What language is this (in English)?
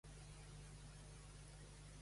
Catalan